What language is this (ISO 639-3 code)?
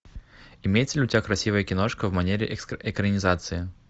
rus